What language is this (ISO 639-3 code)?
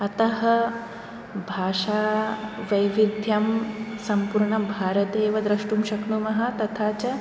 san